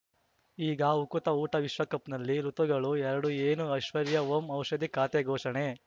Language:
Kannada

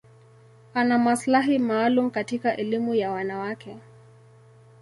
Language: Swahili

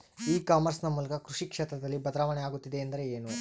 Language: Kannada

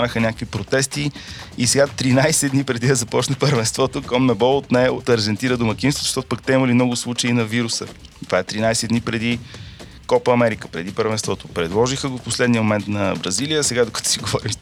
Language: Bulgarian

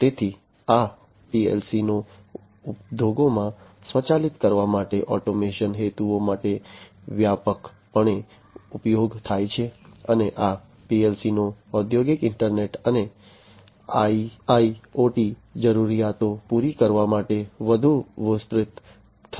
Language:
Gujarati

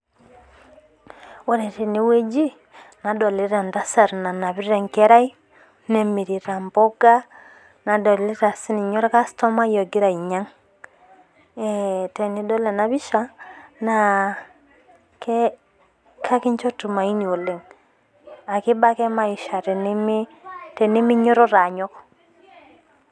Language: Masai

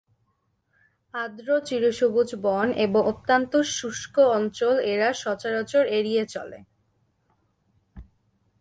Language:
Bangla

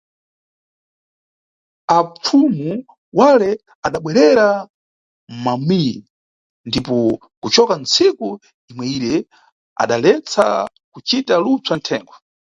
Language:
Nyungwe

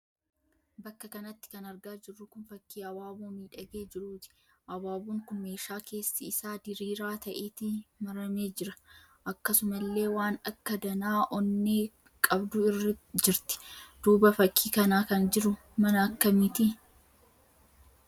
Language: Oromo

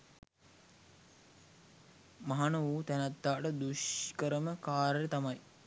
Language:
Sinhala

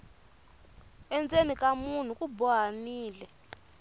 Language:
Tsonga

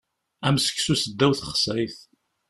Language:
Kabyle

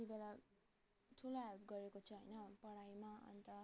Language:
Nepali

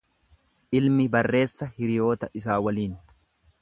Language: Oromo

